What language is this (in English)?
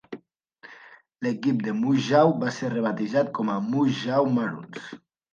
Catalan